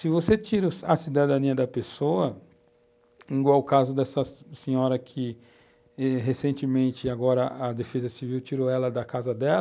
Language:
Portuguese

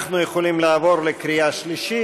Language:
Hebrew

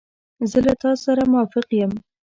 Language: Pashto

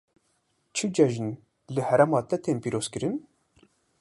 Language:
Kurdish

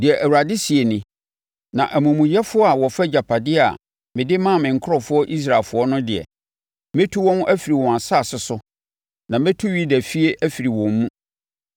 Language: Akan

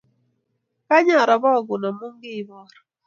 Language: Kalenjin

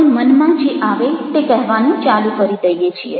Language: Gujarati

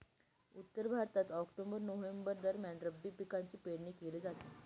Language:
Marathi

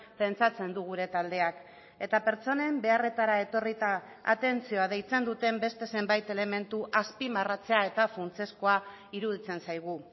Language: Basque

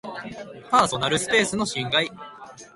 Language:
Japanese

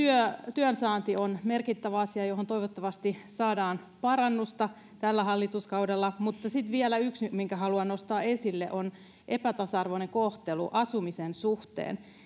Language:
Finnish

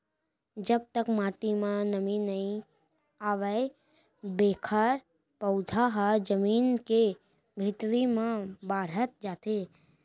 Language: Chhattisgarhi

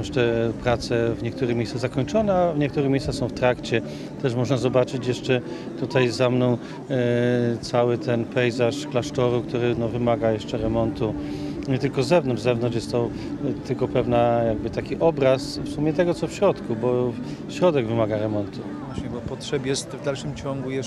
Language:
Polish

